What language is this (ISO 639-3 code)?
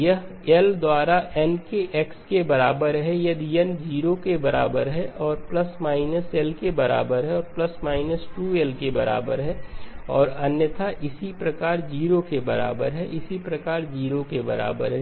hin